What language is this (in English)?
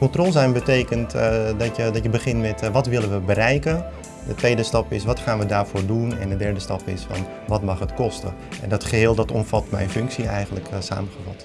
Dutch